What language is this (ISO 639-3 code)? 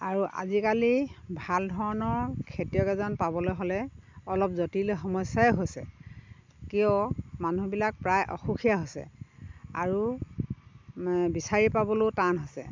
asm